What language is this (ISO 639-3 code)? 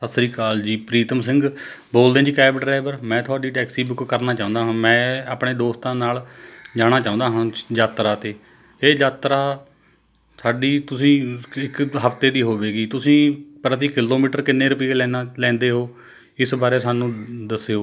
pan